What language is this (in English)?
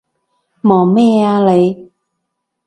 Cantonese